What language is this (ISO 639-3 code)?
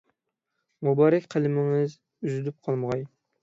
uig